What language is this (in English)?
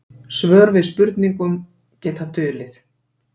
Icelandic